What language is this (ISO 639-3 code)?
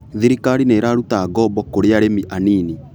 kik